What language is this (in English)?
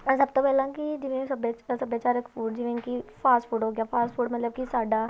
Punjabi